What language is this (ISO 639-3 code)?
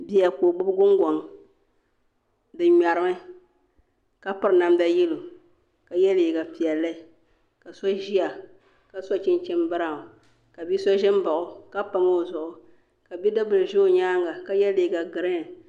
dag